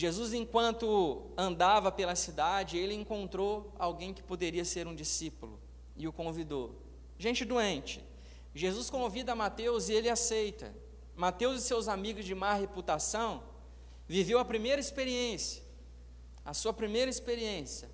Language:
Portuguese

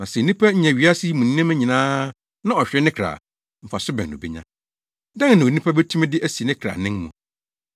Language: Akan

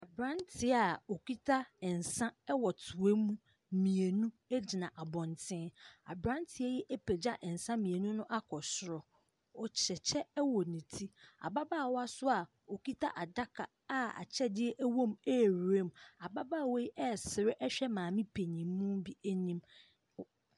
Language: Akan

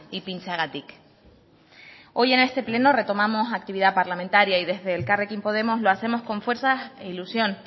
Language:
Spanish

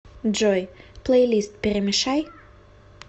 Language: Russian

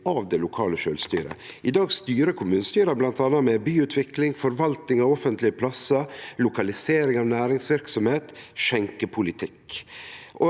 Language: Norwegian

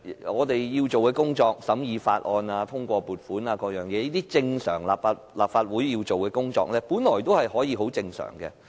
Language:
Cantonese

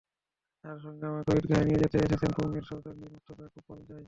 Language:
Bangla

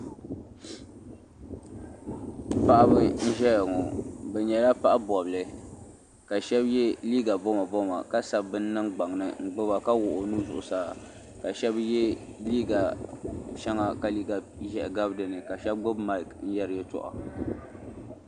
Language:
Dagbani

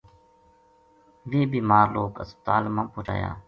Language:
Gujari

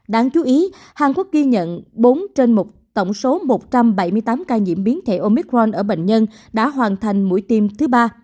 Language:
Vietnamese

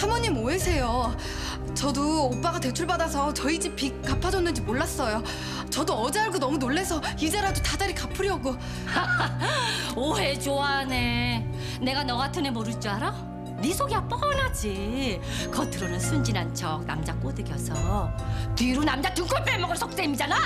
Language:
Korean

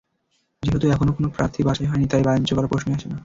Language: Bangla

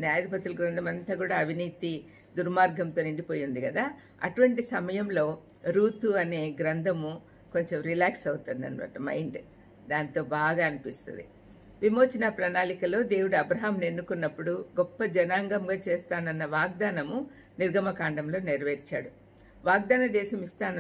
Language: Telugu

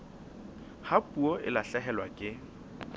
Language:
Southern Sotho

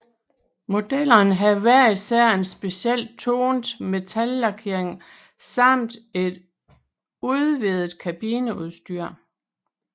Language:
Danish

